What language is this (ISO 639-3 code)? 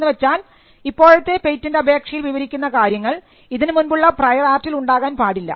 mal